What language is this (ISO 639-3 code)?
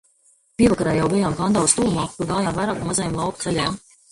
lav